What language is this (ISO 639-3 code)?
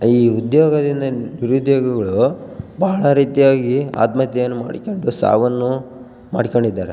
kan